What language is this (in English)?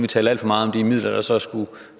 Danish